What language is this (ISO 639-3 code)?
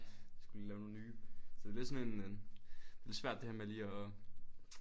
dan